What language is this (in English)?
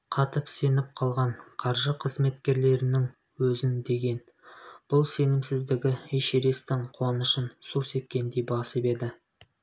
Kazakh